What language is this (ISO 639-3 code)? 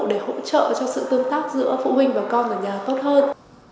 vie